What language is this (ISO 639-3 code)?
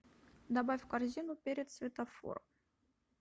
rus